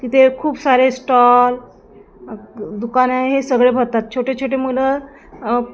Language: Marathi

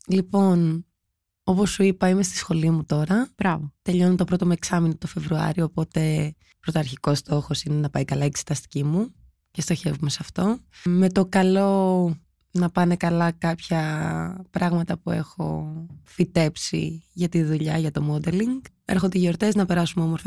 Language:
Greek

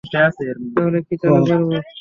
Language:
Bangla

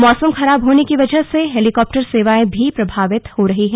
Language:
Hindi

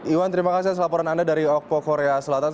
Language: Indonesian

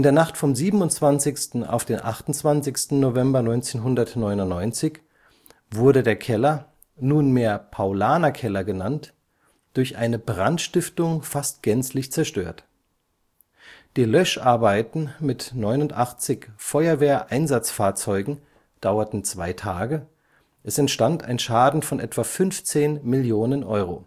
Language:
German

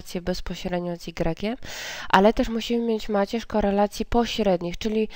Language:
Polish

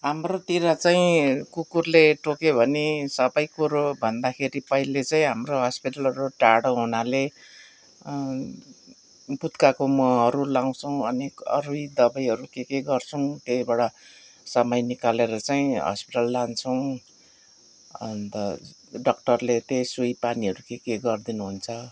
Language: Nepali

